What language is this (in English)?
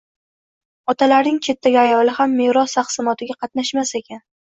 Uzbek